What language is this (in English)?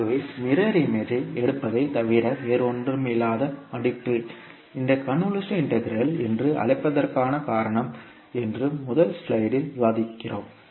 Tamil